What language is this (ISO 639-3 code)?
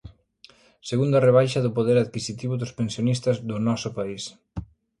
glg